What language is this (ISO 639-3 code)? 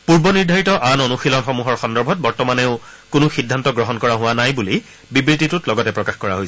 asm